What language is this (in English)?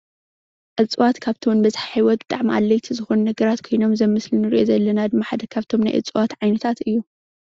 Tigrinya